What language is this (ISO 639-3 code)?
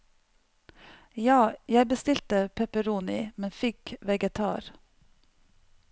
nor